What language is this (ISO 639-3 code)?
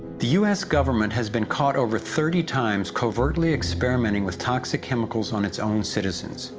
eng